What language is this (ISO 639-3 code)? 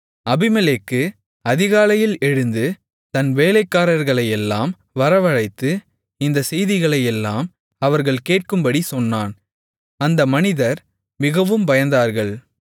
tam